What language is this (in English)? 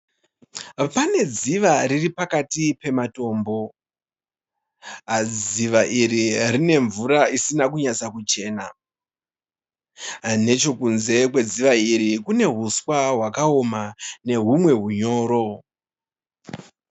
Shona